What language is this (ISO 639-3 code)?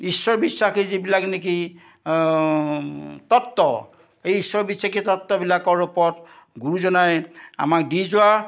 asm